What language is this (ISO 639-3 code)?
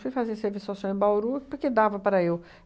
por